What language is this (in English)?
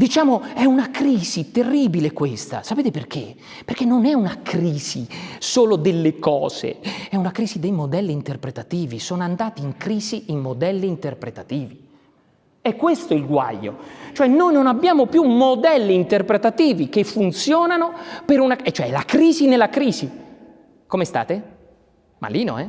Italian